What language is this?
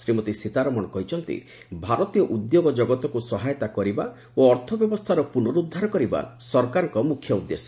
Odia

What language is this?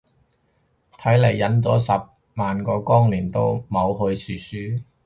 Cantonese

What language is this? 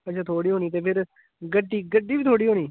Dogri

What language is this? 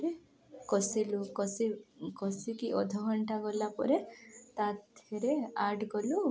Odia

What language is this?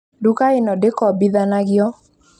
Kikuyu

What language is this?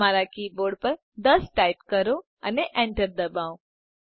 Gujarati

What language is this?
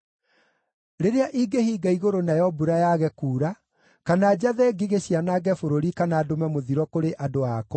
Kikuyu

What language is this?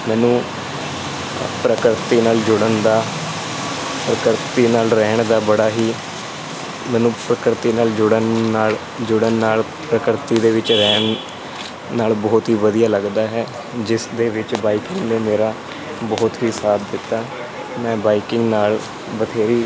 Punjabi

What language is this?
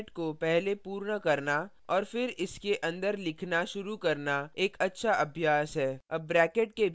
Hindi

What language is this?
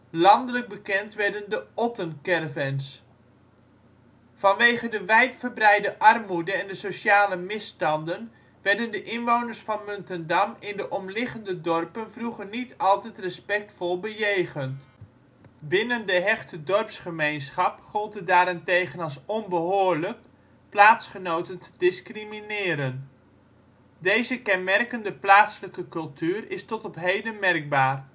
Dutch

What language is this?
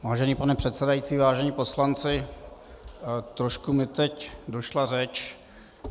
Czech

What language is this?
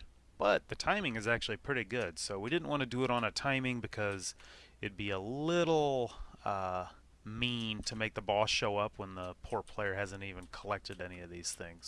English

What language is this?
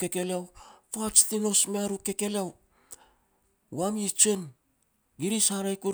Petats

